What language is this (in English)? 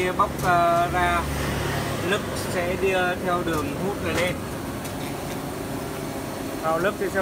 Vietnamese